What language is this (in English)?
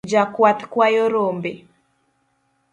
Luo (Kenya and Tanzania)